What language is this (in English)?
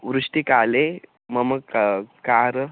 Sanskrit